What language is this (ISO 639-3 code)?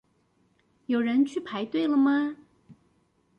zho